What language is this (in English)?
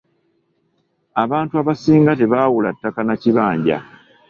Ganda